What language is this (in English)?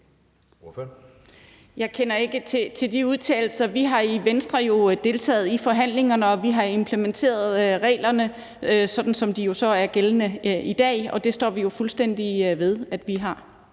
Danish